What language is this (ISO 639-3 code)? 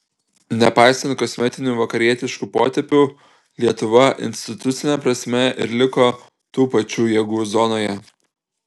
lit